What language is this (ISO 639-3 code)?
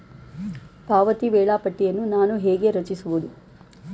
kan